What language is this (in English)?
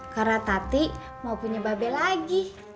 Indonesian